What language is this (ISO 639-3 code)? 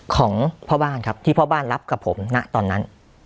tha